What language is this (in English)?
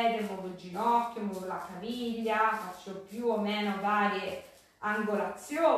Italian